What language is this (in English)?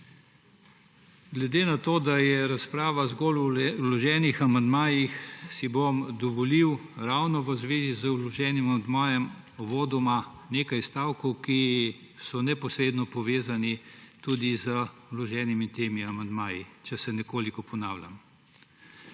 Slovenian